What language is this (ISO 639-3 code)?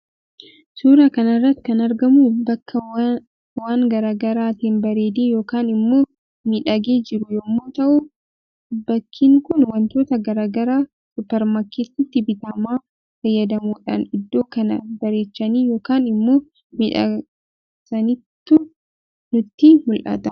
orm